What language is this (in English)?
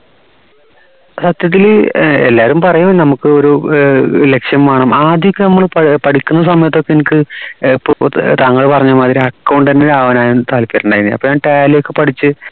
Malayalam